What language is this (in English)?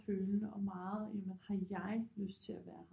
Danish